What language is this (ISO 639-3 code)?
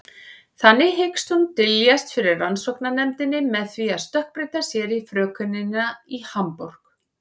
isl